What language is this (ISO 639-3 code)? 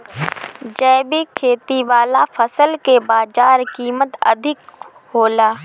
bho